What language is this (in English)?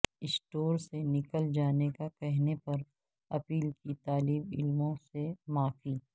Urdu